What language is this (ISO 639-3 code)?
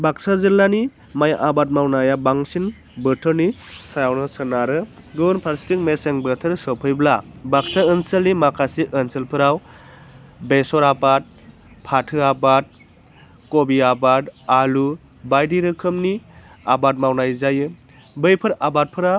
brx